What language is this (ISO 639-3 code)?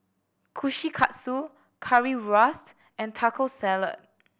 eng